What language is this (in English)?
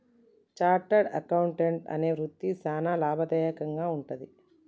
Telugu